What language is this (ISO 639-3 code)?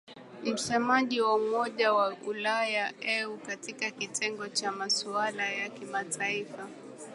swa